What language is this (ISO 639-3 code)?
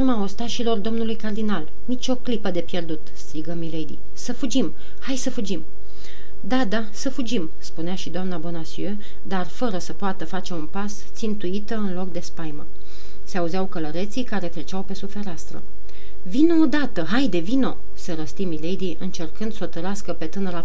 ron